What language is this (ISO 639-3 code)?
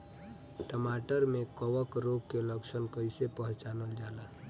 bho